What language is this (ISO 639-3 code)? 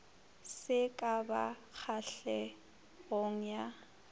nso